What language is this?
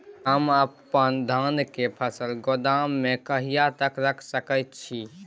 Maithili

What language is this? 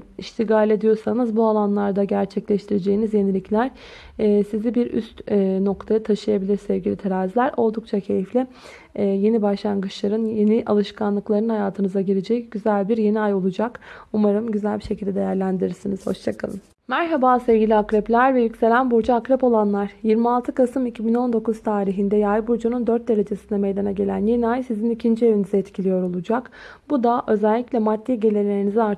Turkish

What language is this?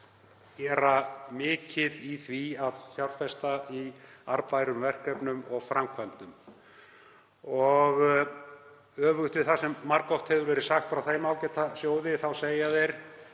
Icelandic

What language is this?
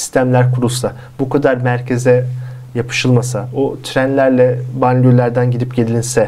Turkish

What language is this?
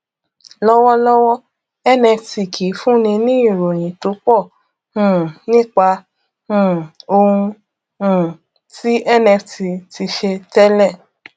Yoruba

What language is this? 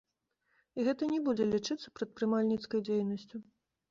Belarusian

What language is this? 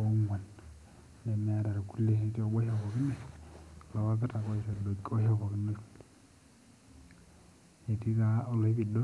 Masai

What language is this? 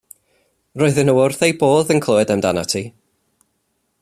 Welsh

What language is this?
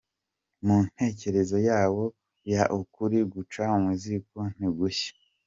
Kinyarwanda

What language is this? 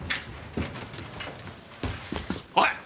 Japanese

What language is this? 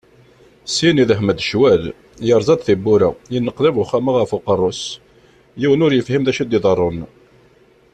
Kabyle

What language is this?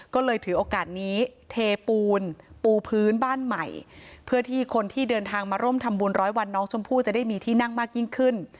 Thai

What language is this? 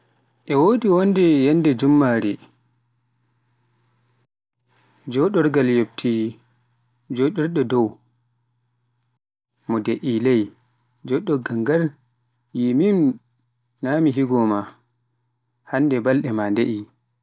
Pular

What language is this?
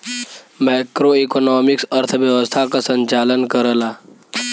Bhojpuri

